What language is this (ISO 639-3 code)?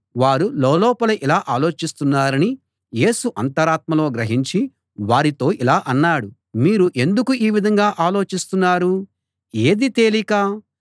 tel